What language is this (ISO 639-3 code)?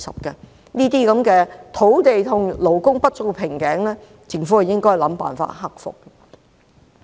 yue